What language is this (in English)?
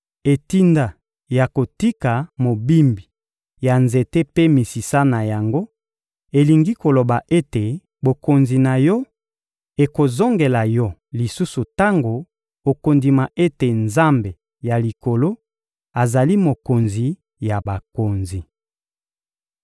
Lingala